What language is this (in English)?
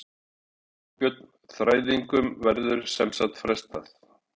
Icelandic